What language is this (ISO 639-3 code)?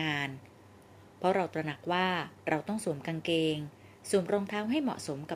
tha